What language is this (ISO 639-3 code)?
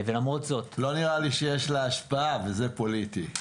heb